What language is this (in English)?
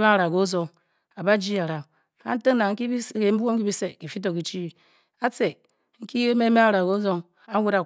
Bokyi